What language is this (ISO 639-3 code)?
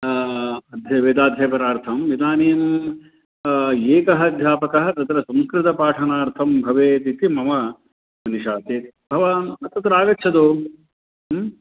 san